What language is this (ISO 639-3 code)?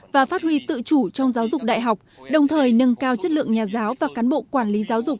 vie